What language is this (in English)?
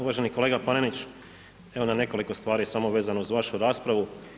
Croatian